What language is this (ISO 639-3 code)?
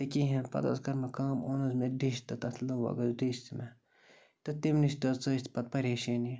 kas